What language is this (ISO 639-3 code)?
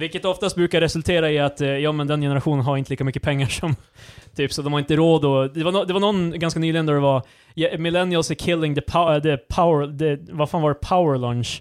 swe